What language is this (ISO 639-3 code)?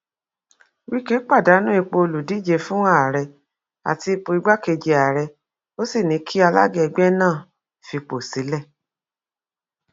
yor